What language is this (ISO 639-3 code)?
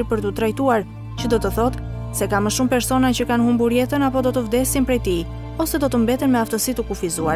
ron